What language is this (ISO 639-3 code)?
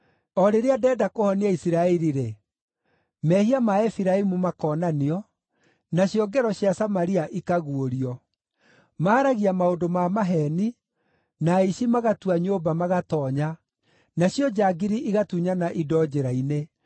kik